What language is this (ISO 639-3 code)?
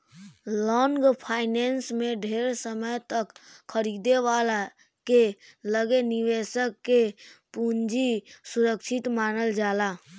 bho